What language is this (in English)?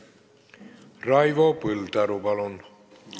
Estonian